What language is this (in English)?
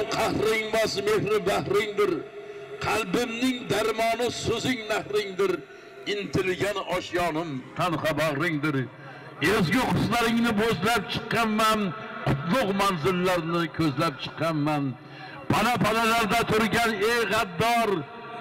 Turkish